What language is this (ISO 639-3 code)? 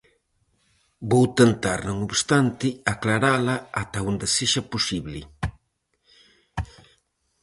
glg